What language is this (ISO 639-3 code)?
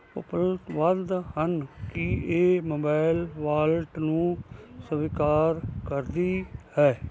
pan